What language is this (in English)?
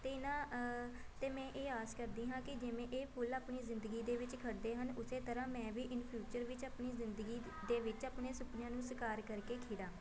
Punjabi